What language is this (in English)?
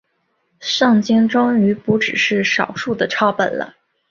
Chinese